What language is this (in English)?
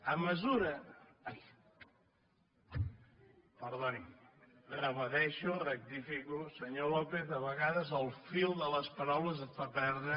Catalan